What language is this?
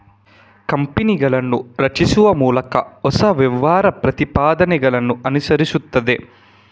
Kannada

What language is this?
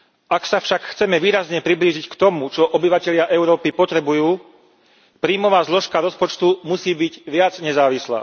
Slovak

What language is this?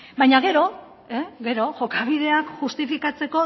Basque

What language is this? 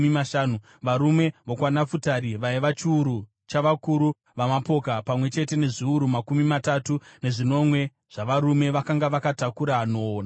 Shona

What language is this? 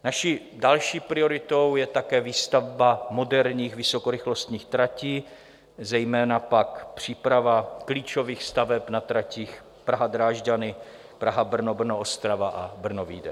Czech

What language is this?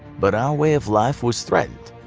English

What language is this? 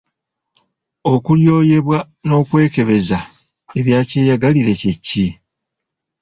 Ganda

